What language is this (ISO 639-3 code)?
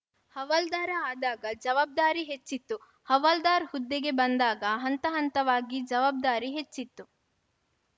kan